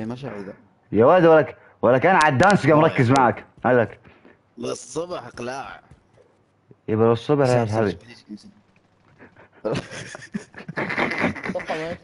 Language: Arabic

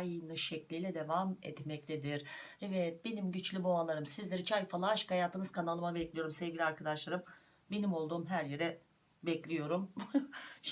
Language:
Turkish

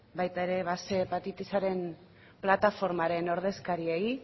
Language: Basque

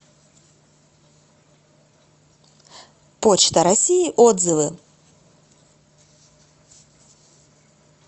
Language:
Russian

